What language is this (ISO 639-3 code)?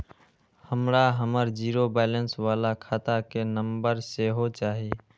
mai